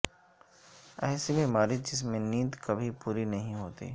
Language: Urdu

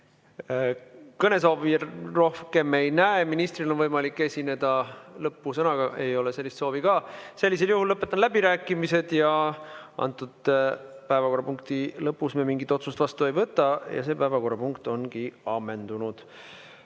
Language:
Estonian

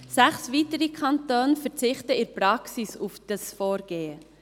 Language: Swiss German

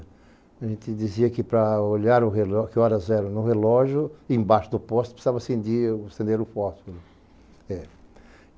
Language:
Portuguese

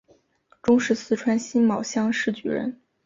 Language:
Chinese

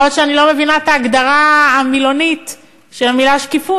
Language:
Hebrew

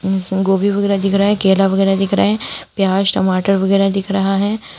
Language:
Hindi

